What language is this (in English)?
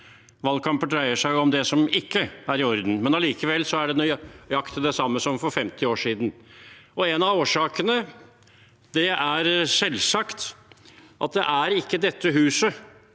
Norwegian